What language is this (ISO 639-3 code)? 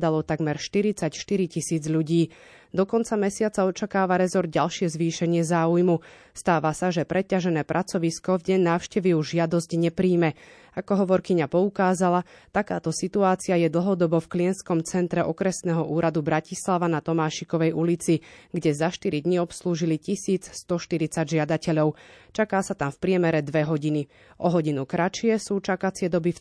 slk